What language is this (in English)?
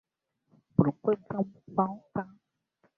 Swahili